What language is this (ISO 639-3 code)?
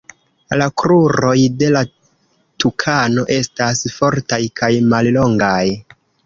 epo